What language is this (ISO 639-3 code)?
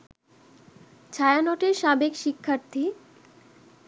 ben